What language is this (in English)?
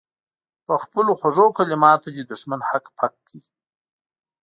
Pashto